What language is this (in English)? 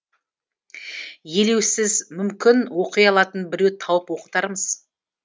Kazakh